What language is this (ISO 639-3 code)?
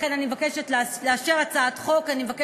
heb